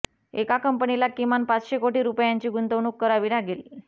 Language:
Marathi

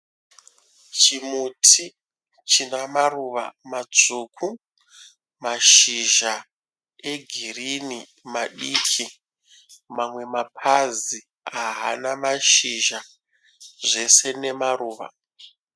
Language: Shona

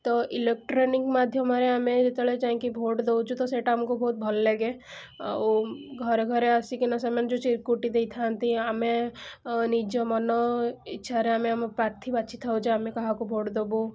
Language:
Odia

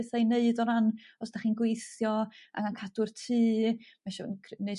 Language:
Welsh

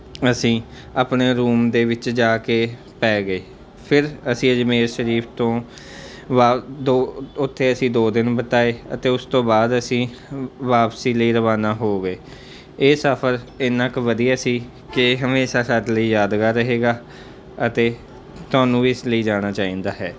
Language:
Punjabi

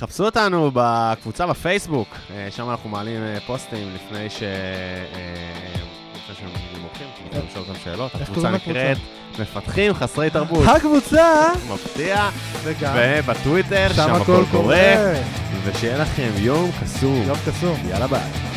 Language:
Hebrew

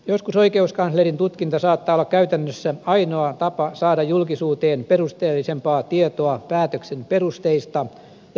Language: Finnish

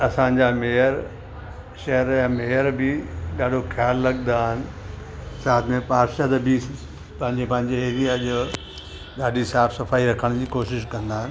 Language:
Sindhi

